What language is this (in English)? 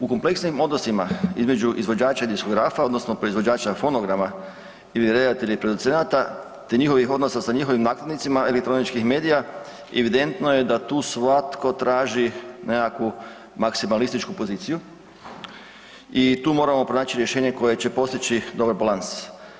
Croatian